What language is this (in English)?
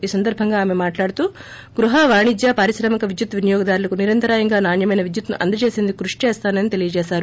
Telugu